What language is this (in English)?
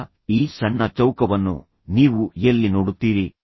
Kannada